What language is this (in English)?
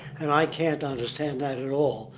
English